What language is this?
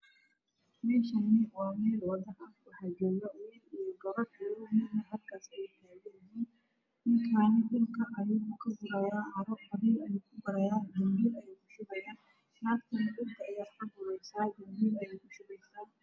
Somali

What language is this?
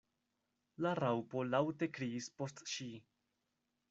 Esperanto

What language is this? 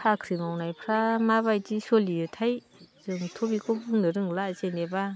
Bodo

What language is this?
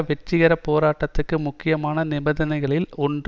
Tamil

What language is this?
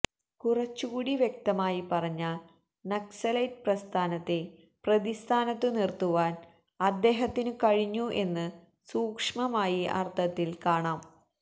Malayalam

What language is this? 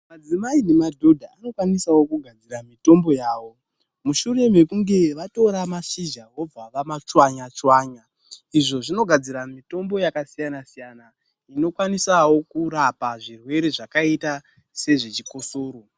Ndau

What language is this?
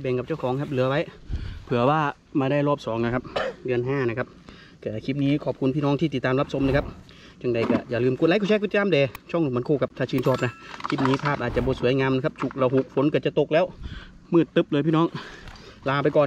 Thai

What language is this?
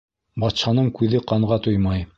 Bashkir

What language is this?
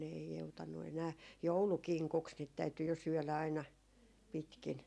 Finnish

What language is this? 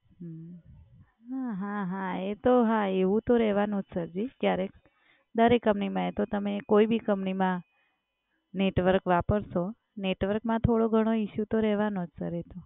Gujarati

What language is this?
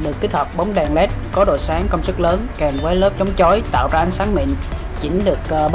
Vietnamese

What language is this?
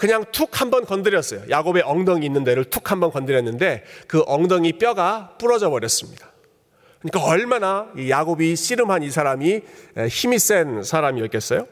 Korean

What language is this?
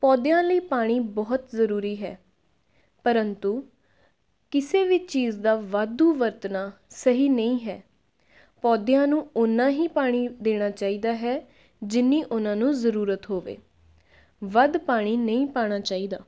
Punjabi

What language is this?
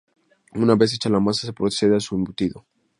Spanish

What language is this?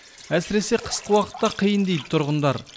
Kazakh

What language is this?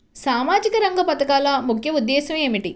Telugu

